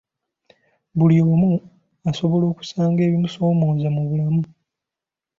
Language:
Ganda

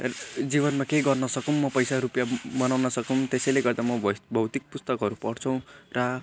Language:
Nepali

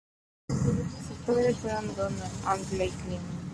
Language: Spanish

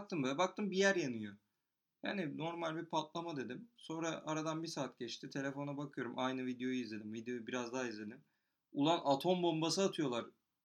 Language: Turkish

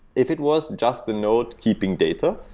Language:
English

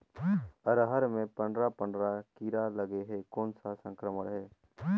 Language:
Chhattisgarhi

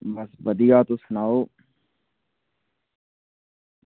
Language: Dogri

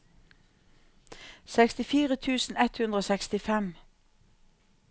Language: Norwegian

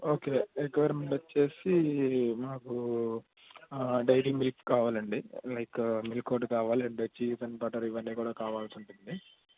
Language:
Telugu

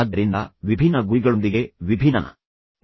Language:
Kannada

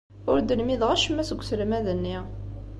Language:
Kabyle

